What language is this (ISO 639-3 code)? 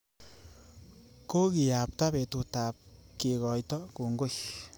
kln